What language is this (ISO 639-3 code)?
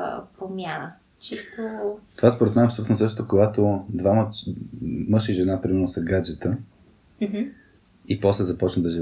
bul